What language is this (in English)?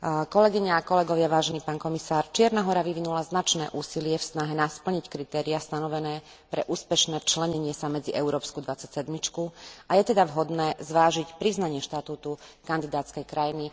Slovak